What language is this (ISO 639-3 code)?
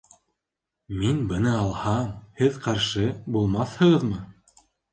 bak